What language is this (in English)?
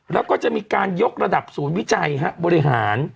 Thai